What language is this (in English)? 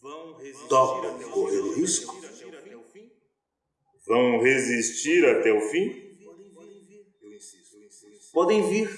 Portuguese